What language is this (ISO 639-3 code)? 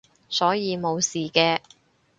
yue